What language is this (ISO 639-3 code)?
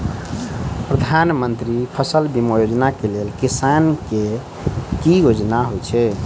mai